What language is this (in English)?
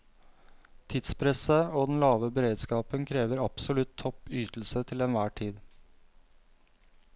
Norwegian